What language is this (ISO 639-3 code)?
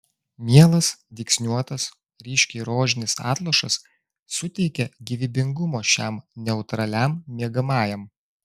lit